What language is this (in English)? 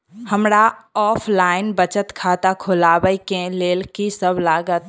Maithili